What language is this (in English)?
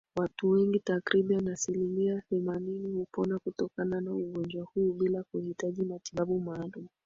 Swahili